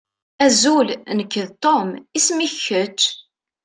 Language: Kabyle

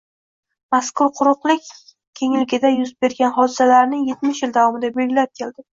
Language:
Uzbek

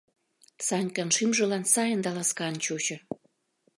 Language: Mari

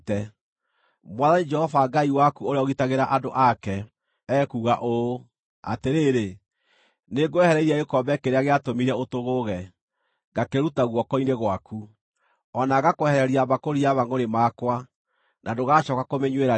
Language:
Kikuyu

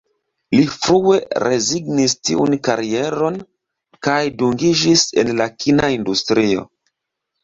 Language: Esperanto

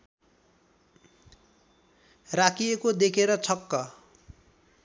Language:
Nepali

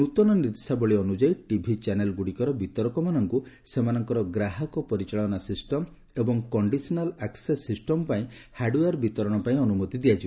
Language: Odia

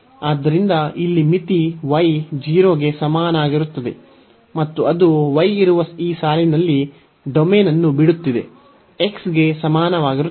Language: Kannada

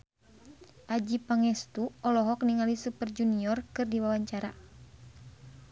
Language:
Sundanese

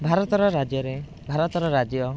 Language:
Odia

